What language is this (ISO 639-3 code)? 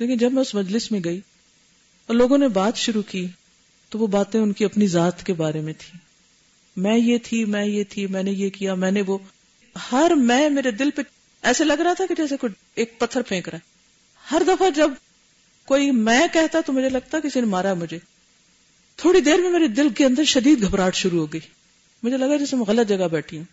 urd